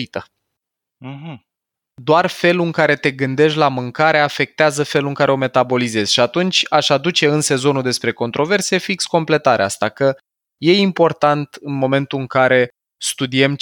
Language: Romanian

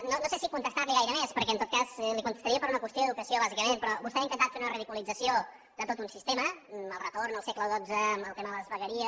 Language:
Catalan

